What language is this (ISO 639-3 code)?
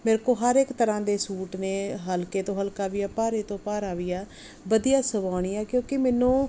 pan